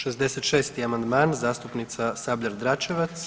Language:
Croatian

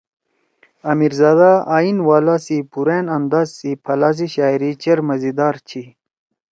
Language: Torwali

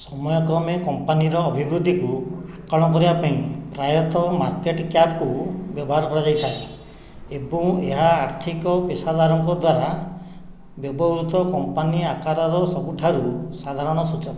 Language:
Odia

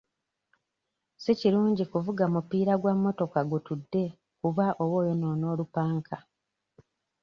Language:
Ganda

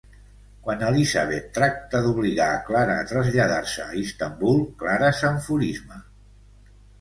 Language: Catalan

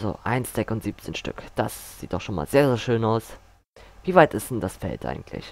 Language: German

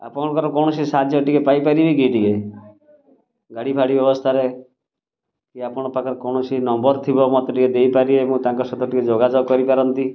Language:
Odia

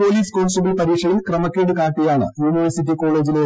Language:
Malayalam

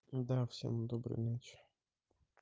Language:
Russian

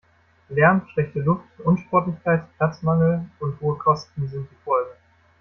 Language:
German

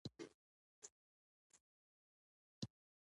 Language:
Pashto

